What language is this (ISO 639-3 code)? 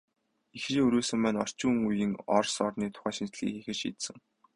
mon